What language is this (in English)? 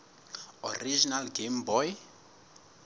Southern Sotho